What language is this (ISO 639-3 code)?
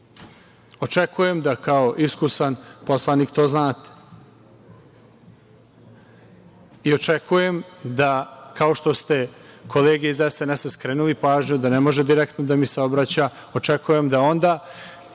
srp